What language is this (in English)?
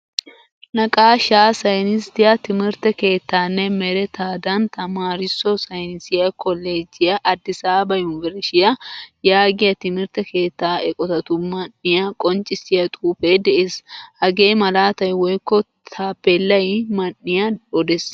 Wolaytta